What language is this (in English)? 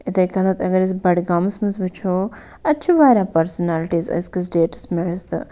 Kashmiri